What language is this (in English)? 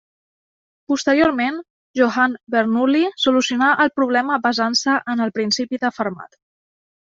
Catalan